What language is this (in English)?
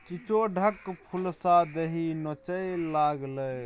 Maithili